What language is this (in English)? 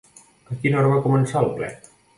Catalan